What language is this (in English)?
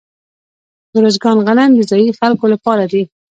Pashto